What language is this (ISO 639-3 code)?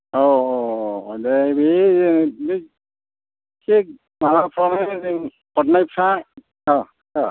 brx